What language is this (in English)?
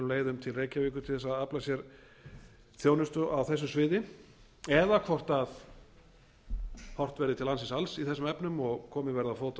Icelandic